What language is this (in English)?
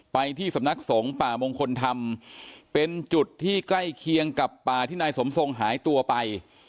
Thai